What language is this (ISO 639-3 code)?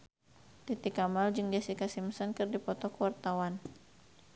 sun